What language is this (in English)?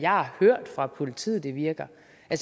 Danish